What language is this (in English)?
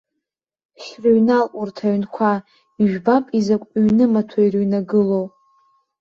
Abkhazian